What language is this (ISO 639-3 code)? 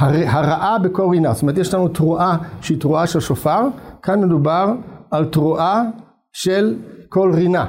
heb